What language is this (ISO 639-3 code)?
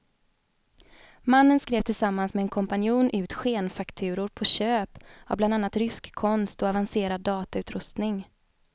swe